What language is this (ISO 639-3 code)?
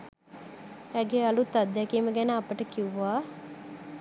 sin